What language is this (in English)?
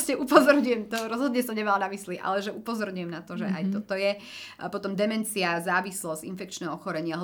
Slovak